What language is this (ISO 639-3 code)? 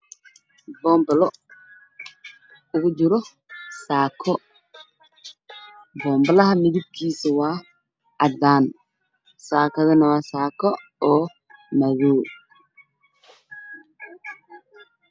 som